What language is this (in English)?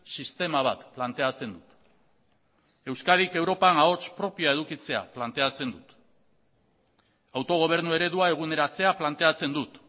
Basque